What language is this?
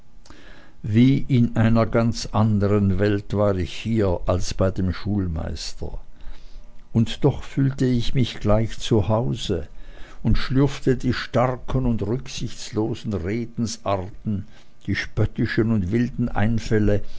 German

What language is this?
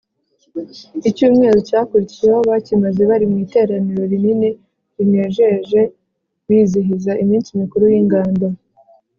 Kinyarwanda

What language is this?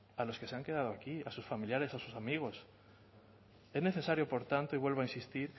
Spanish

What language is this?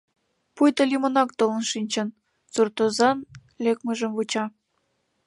Mari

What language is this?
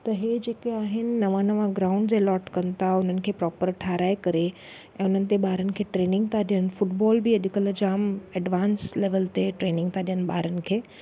Sindhi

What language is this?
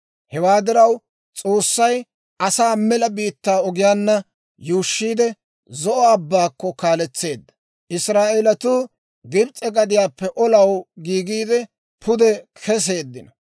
Dawro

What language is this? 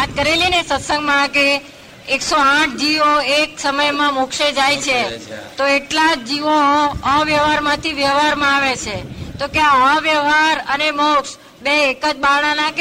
Gujarati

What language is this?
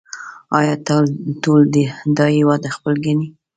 Pashto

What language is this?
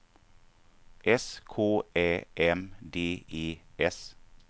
Swedish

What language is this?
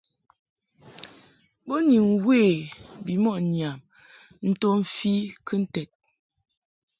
Mungaka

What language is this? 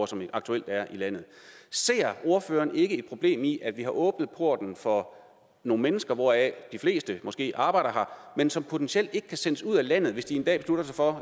Danish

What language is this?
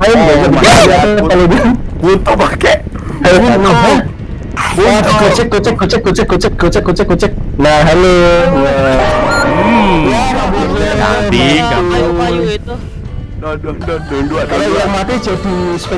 Indonesian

